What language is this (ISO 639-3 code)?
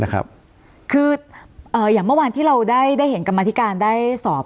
tha